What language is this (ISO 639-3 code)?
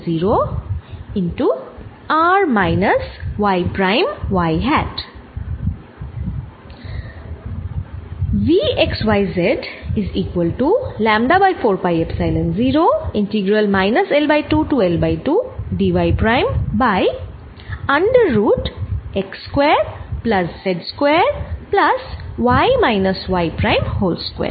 ben